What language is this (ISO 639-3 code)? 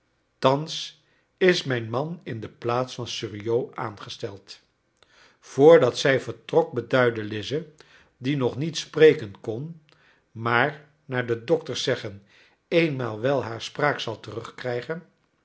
nld